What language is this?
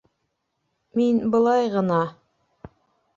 Bashkir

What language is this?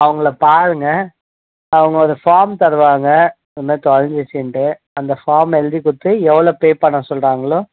Tamil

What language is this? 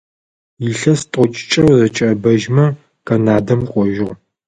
Adyghe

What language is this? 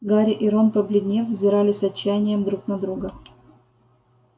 Russian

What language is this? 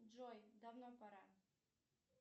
Russian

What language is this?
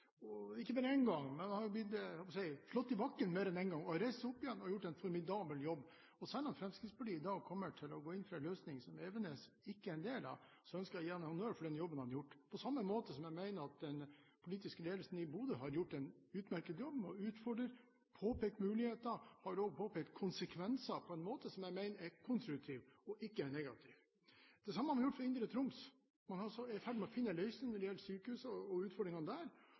Norwegian Bokmål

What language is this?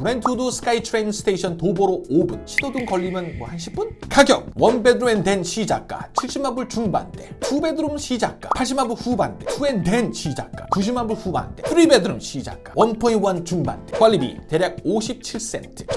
Korean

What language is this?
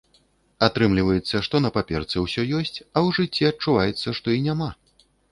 Belarusian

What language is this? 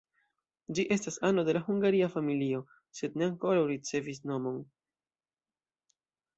Esperanto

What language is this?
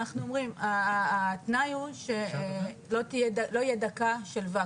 Hebrew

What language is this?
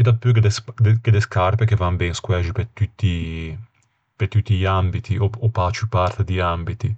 Ligurian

